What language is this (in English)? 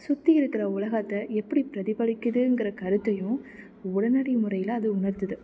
Tamil